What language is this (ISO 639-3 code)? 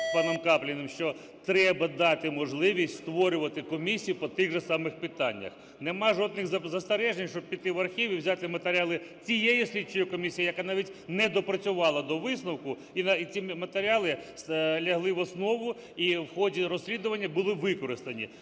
ukr